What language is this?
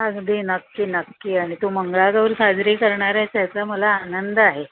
Marathi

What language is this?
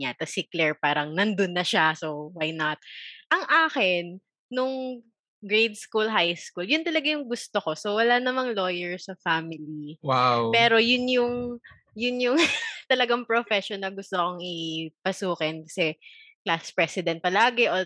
Filipino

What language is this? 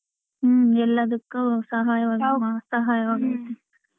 Kannada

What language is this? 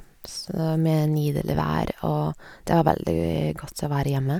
Norwegian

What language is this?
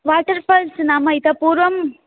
Sanskrit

